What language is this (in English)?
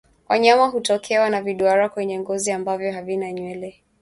Swahili